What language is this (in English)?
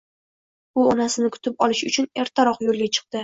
Uzbek